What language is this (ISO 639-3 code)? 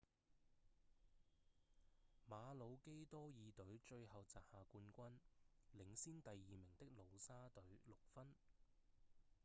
yue